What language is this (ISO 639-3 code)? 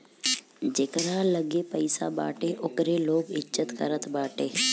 bho